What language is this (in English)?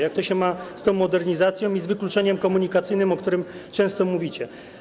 Polish